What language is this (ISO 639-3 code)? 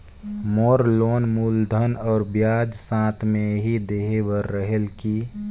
hne